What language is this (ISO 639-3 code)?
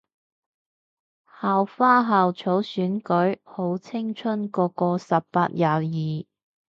yue